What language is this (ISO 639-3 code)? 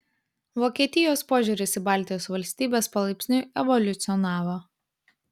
lit